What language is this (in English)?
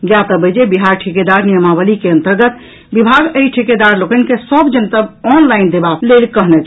Maithili